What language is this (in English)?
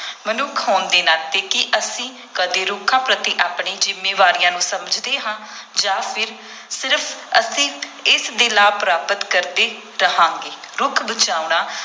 Punjabi